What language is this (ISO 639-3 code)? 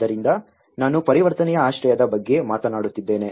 kan